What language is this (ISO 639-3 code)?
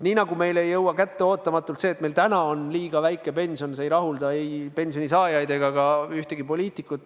est